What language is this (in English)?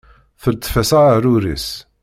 Kabyle